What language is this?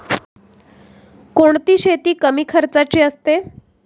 Marathi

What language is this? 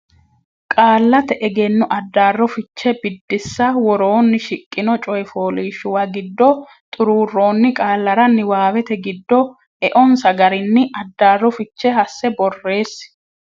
Sidamo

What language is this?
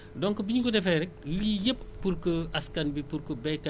Wolof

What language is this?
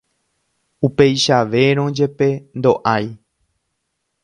Guarani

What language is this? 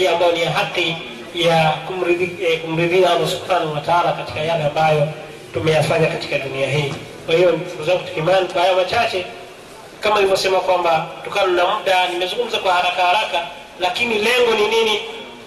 Swahili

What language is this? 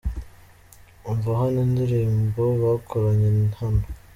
Kinyarwanda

